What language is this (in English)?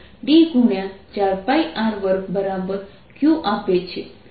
Gujarati